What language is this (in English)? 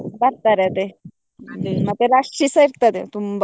Kannada